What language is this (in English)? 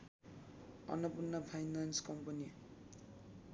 Nepali